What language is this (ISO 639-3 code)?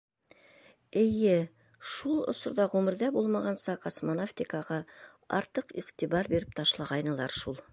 bak